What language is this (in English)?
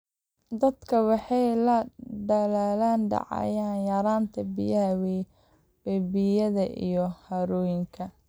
Somali